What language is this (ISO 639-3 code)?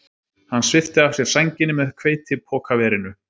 isl